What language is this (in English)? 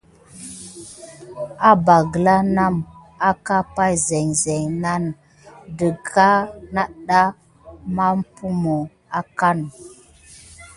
Gidar